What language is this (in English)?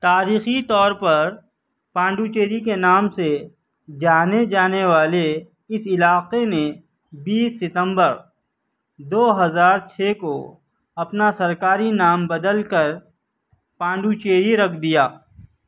Urdu